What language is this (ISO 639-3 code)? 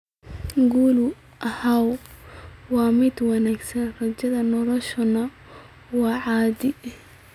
som